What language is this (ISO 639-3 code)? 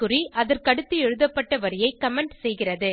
tam